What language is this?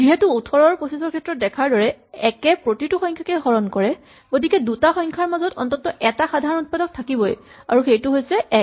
Assamese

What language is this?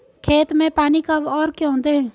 Hindi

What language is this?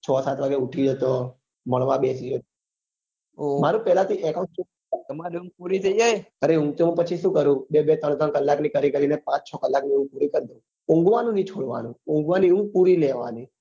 Gujarati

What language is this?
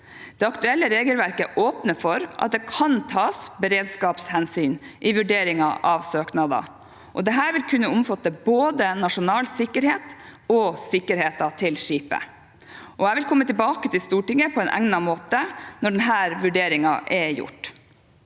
Norwegian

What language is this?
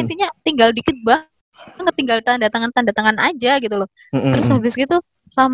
Indonesian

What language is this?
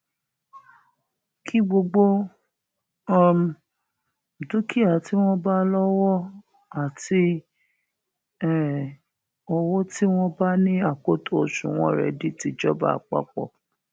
Yoruba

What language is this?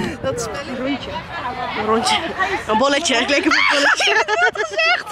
Dutch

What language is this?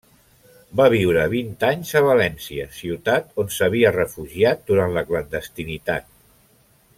Catalan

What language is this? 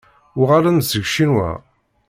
Kabyle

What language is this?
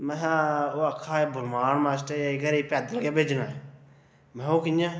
Dogri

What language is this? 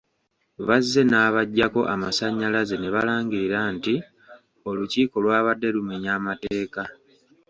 Ganda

